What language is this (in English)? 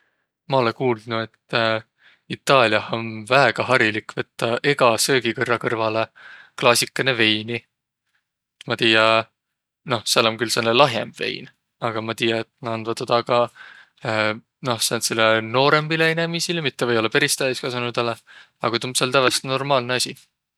Võro